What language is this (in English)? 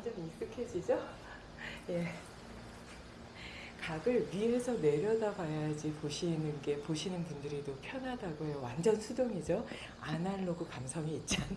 Korean